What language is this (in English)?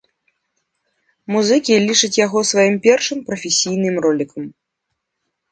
Belarusian